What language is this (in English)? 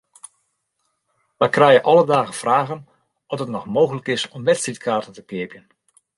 Western Frisian